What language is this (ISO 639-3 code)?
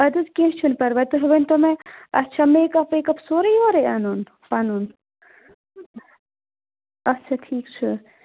kas